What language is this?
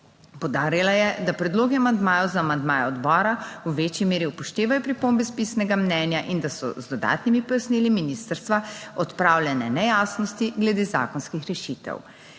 Slovenian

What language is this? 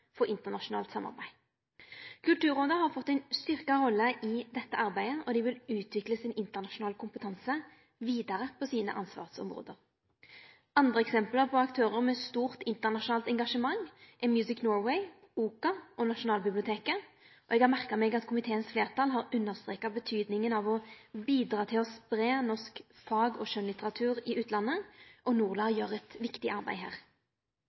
Norwegian Nynorsk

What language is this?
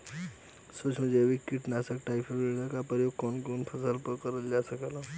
Bhojpuri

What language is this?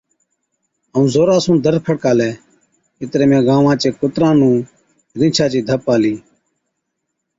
Od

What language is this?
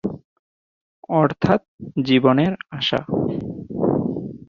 Bangla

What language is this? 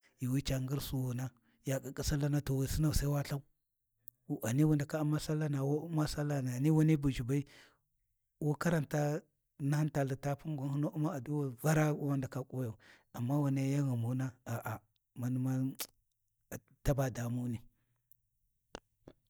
Warji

